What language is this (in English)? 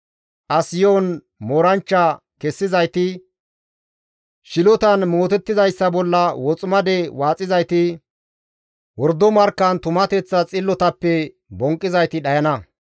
Gamo